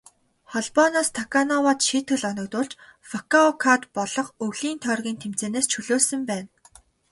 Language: Mongolian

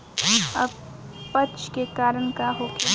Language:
Bhojpuri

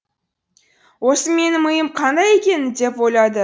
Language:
Kazakh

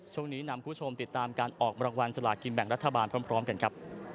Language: Thai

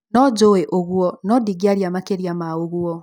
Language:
Kikuyu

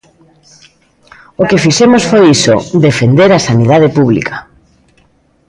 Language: Galician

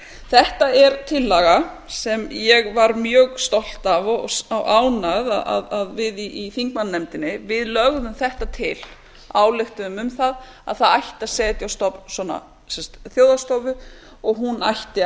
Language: Icelandic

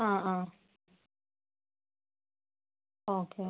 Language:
Malayalam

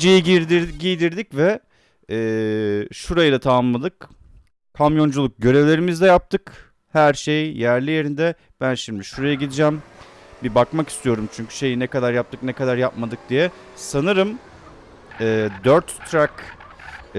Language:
Turkish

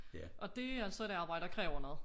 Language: Danish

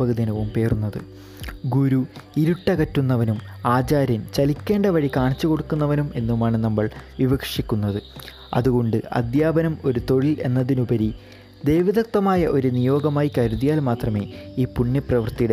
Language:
Malayalam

